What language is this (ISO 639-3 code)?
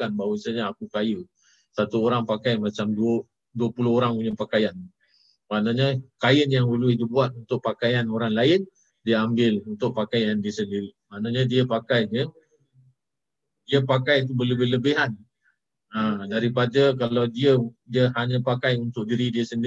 msa